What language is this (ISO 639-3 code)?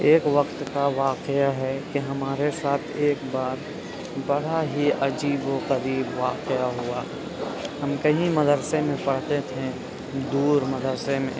urd